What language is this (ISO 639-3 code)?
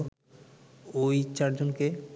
ben